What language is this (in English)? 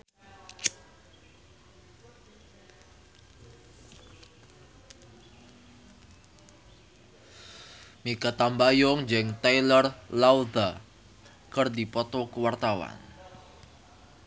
Sundanese